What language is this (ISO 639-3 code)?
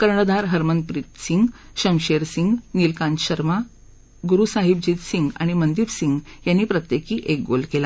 mar